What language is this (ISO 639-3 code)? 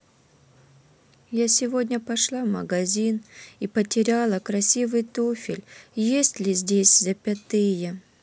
rus